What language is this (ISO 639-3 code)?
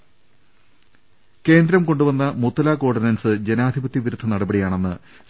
mal